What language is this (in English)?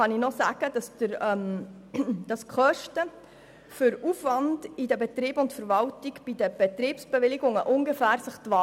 Swiss German